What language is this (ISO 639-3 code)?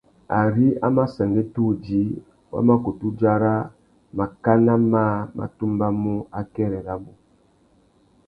bag